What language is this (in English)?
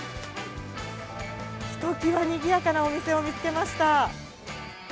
Japanese